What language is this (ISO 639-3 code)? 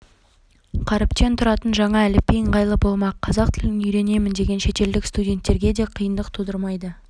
kaz